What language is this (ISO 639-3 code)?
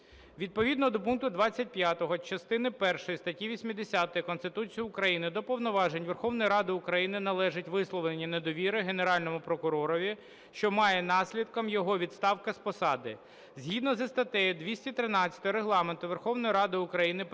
ukr